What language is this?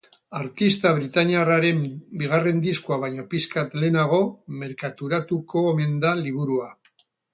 Basque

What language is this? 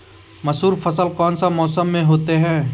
Magahi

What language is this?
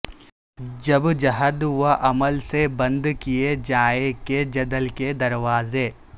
Urdu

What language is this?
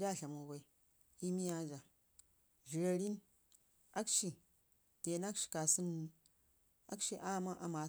Ngizim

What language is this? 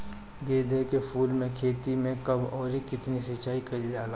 Bhojpuri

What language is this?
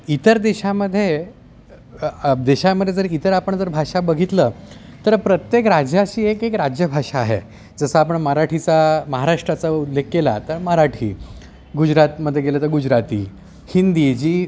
Marathi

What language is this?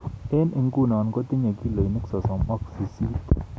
Kalenjin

